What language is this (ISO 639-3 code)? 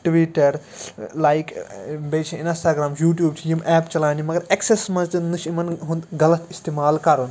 kas